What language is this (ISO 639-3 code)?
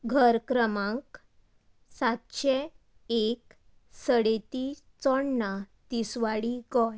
kok